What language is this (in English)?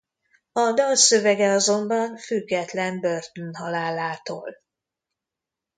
Hungarian